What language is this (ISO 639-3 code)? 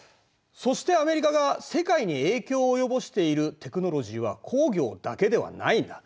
jpn